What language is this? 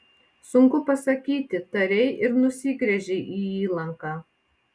Lithuanian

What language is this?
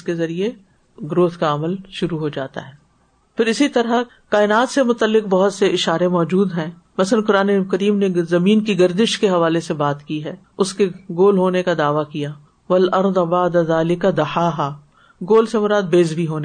Urdu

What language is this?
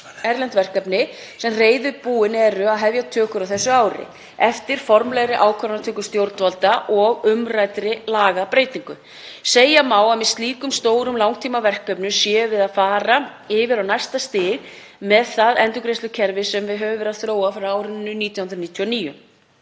Icelandic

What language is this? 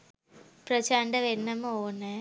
Sinhala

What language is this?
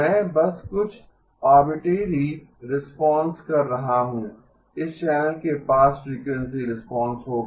Hindi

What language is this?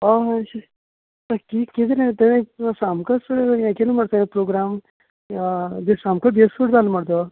Konkani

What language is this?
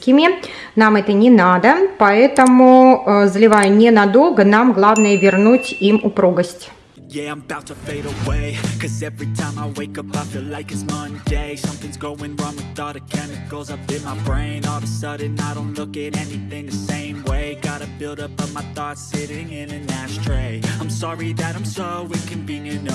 Russian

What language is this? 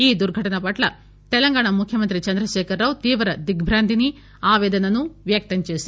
Telugu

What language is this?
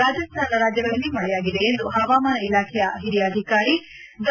Kannada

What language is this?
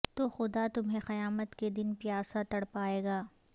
Urdu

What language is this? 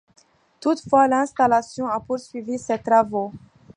French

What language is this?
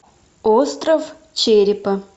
Russian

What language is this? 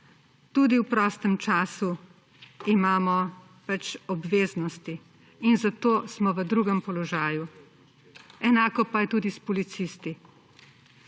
Slovenian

